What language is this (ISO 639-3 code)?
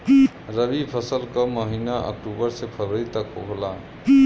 bho